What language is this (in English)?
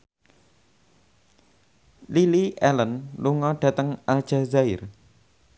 Javanese